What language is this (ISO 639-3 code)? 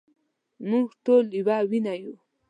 pus